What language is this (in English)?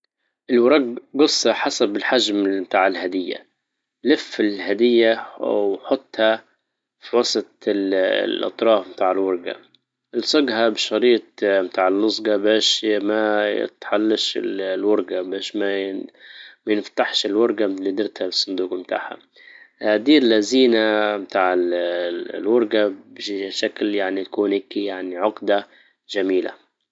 Libyan Arabic